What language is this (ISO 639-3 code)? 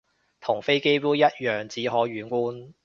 yue